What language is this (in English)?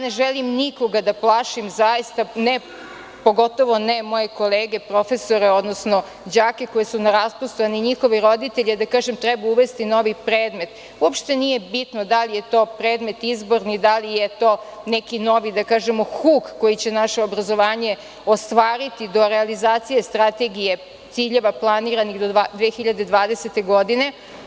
Serbian